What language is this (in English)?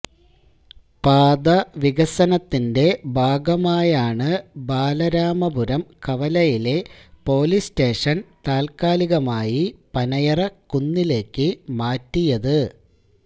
Malayalam